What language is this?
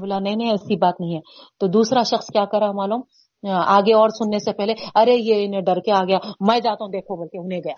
Urdu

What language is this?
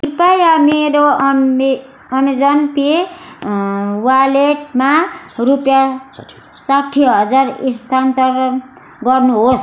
Nepali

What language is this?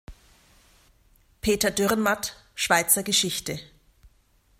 German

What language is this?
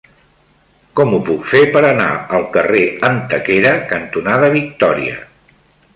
Catalan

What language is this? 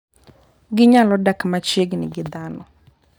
Luo (Kenya and Tanzania)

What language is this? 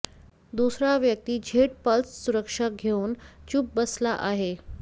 Marathi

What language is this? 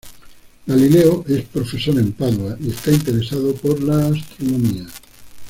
Spanish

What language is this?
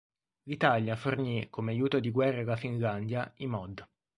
Italian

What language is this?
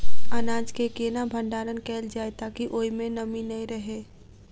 Maithili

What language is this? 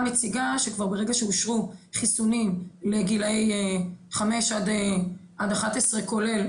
Hebrew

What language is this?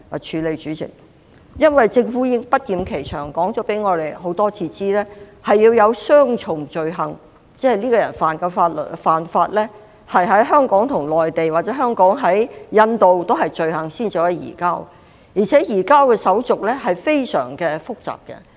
Cantonese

